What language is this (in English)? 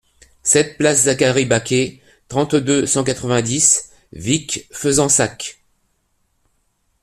French